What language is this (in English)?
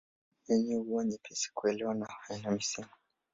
Swahili